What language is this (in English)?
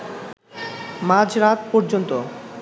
Bangla